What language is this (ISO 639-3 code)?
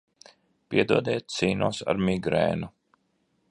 lav